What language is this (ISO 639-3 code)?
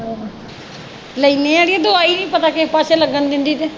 pan